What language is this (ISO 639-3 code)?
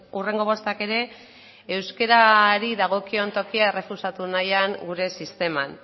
eus